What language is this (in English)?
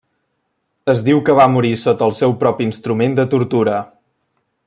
Catalan